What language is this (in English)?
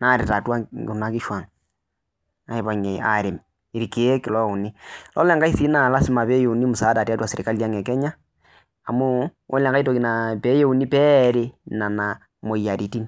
Masai